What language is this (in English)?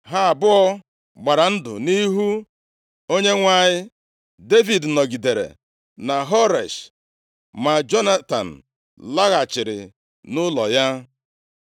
Igbo